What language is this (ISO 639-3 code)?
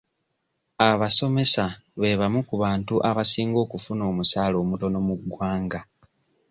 lug